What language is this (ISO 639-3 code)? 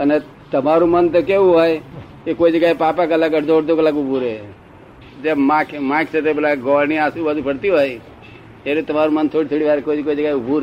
guj